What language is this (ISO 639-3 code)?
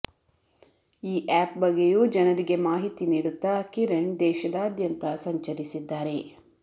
kan